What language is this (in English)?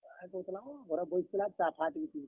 Odia